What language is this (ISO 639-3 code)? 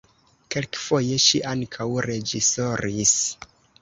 epo